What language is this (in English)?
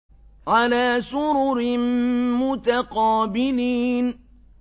Arabic